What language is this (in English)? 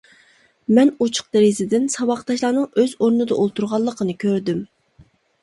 Uyghur